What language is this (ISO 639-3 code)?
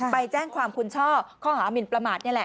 tha